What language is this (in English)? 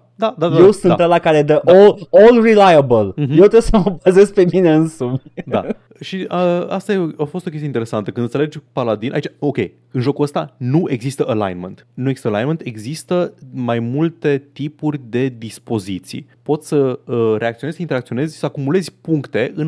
Romanian